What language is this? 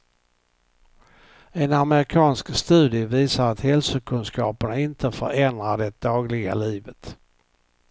Swedish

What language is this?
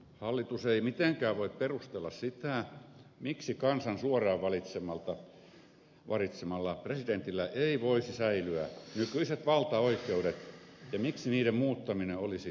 Finnish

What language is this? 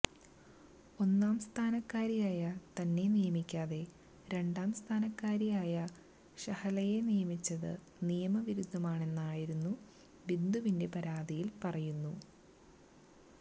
Malayalam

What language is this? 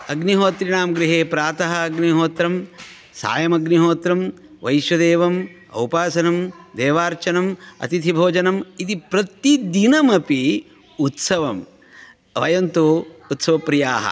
Sanskrit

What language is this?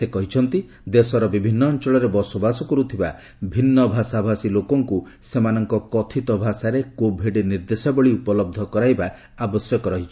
Odia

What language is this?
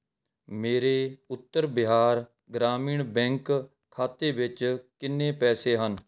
Punjabi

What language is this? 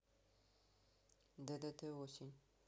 Russian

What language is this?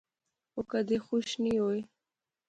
Pahari-Potwari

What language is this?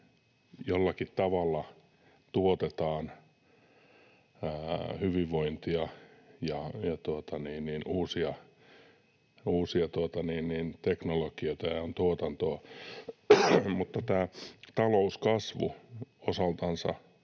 Finnish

